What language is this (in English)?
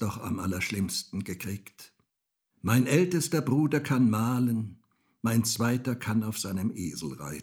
German